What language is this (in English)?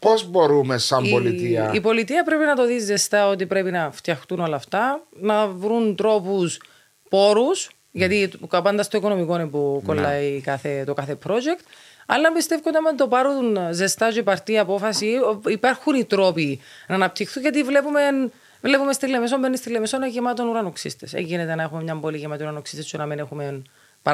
Greek